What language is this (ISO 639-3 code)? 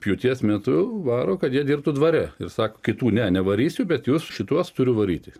lit